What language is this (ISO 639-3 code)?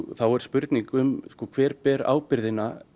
isl